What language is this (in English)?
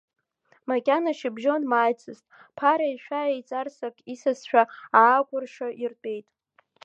Abkhazian